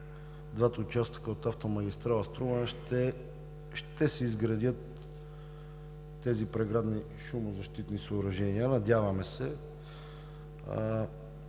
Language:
Bulgarian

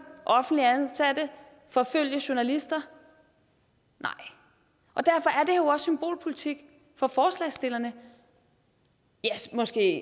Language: Danish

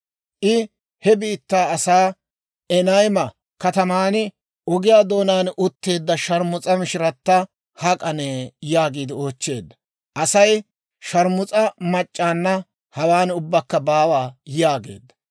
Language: Dawro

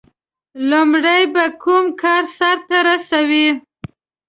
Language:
Pashto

